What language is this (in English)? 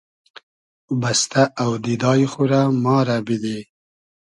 Hazaragi